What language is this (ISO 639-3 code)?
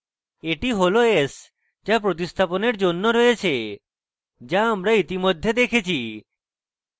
ben